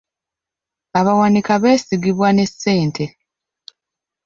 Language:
Ganda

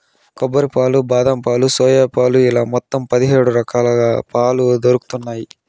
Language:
Telugu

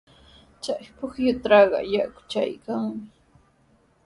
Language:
Sihuas Ancash Quechua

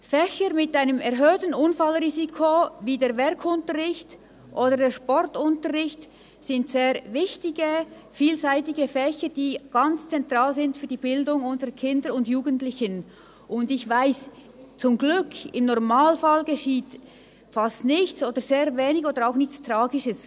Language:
Swiss German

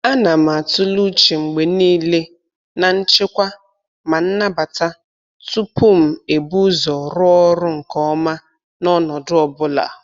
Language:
Igbo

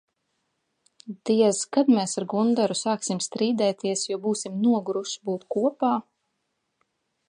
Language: Latvian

